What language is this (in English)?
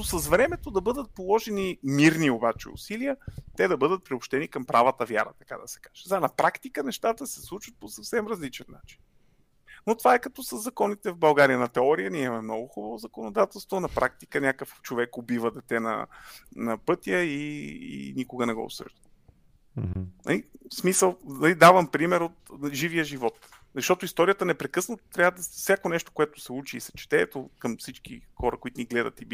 Bulgarian